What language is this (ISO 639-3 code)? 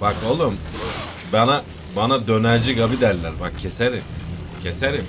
tur